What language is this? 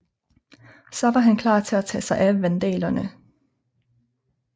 Danish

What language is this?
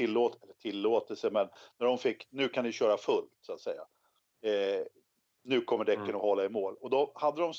Swedish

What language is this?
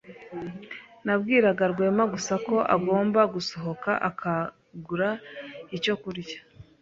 Kinyarwanda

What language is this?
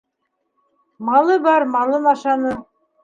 Bashkir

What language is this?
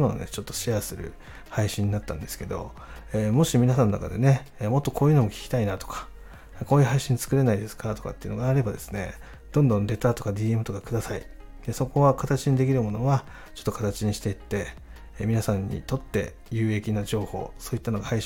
Japanese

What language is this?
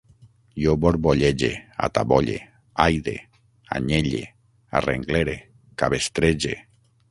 Catalan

